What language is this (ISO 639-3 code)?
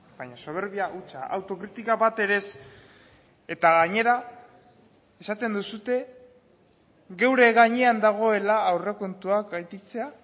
eus